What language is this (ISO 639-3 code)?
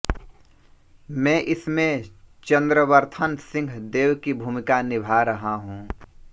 hin